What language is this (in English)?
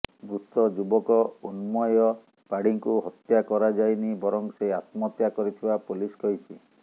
Odia